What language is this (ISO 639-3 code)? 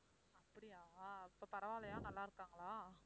tam